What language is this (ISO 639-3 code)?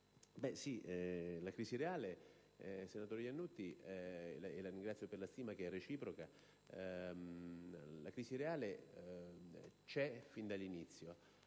ita